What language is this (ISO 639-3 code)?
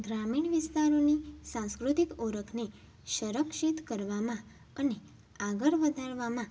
guj